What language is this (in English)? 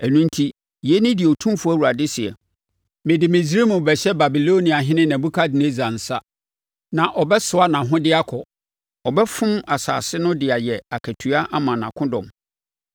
Akan